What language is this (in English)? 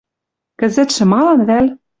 Western Mari